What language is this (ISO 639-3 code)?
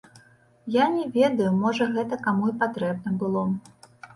bel